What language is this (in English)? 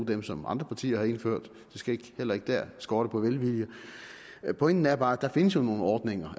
Danish